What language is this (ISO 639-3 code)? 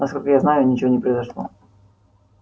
rus